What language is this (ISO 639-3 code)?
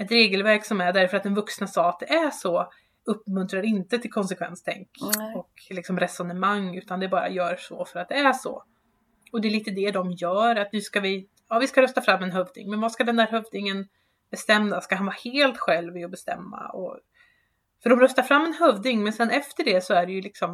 swe